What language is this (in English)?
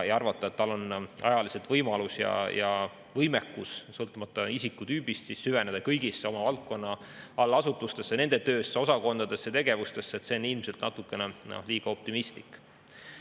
Estonian